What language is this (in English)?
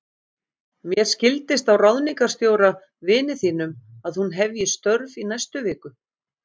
Icelandic